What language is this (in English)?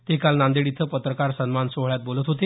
Marathi